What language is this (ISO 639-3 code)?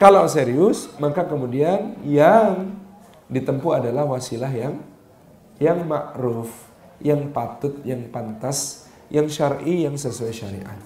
ind